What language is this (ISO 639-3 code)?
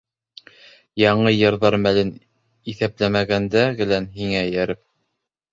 bak